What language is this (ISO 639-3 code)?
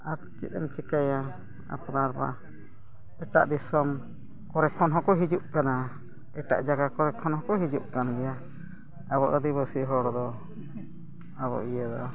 sat